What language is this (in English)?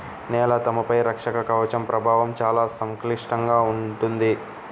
Telugu